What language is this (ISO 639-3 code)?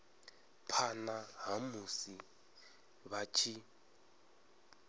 ven